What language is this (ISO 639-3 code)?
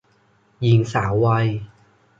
tha